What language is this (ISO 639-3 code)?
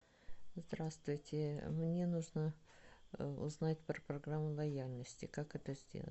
rus